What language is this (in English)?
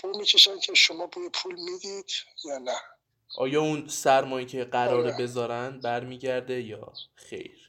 Persian